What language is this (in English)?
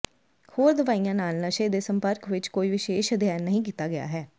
Punjabi